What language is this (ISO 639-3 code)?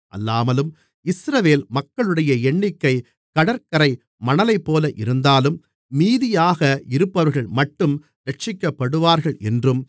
tam